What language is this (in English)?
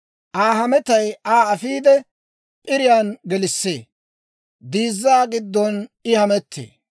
Dawro